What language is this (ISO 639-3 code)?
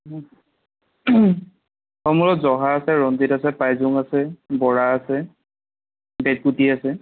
asm